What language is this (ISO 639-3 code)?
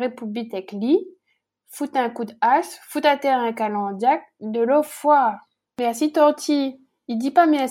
fra